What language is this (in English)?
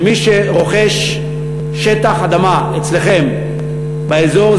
Hebrew